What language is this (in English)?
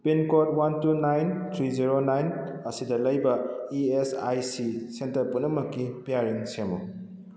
Manipuri